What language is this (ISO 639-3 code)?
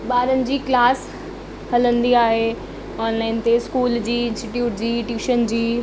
snd